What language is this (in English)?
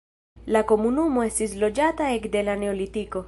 Esperanto